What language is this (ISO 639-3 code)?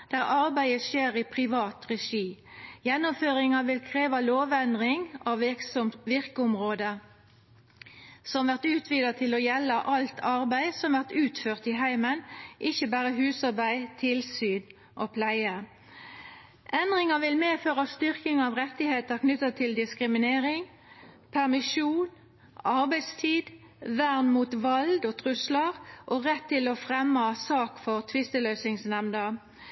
nno